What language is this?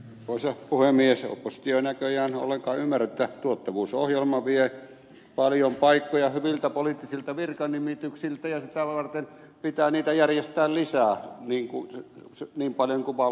Finnish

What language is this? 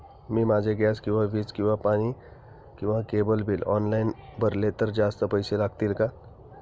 Marathi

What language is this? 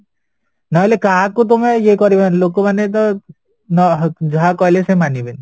Odia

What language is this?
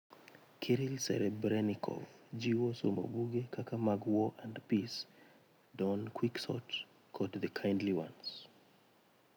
Luo (Kenya and Tanzania)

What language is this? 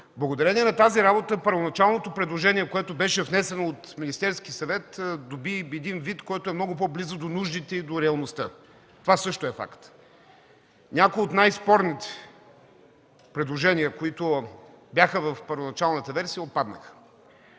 Bulgarian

